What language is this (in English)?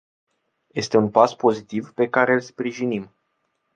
Romanian